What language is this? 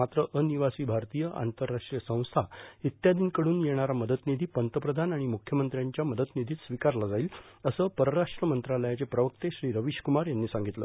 Marathi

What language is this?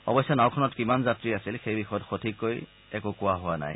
Assamese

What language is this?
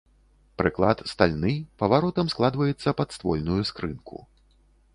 Belarusian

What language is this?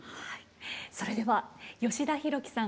Japanese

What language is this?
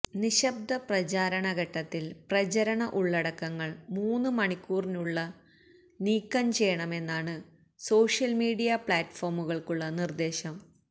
Malayalam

